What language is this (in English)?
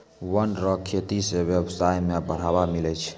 Maithili